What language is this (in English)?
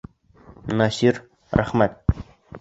Bashkir